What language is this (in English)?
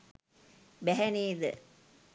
Sinhala